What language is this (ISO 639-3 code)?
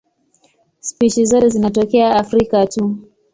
swa